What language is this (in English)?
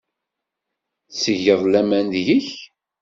Kabyle